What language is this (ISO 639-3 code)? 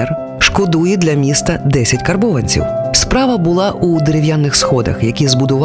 ukr